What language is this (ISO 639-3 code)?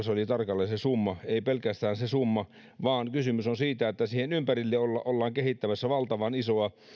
fin